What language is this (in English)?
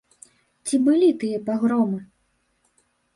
Belarusian